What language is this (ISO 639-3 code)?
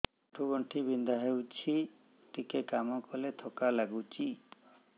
ori